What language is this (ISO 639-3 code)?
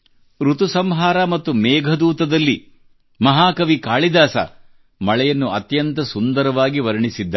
kan